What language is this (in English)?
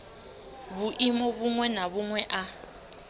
Venda